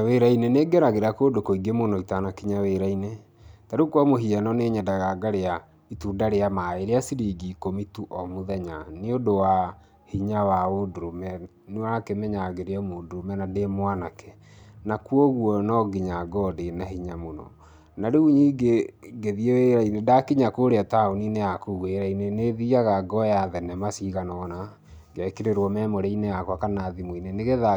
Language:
Kikuyu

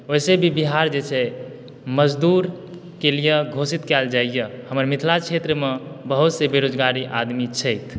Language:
Maithili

